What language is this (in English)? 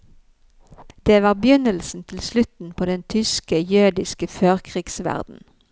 Norwegian